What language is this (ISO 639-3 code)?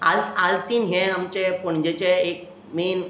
kok